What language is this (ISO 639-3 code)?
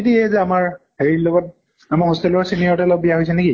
asm